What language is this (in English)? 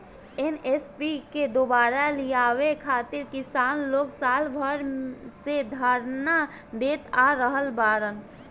Bhojpuri